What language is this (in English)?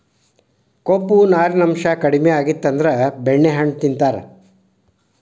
Kannada